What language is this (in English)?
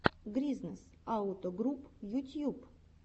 Russian